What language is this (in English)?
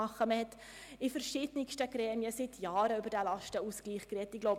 Swiss German